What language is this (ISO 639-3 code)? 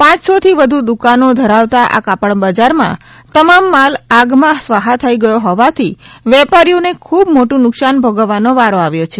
guj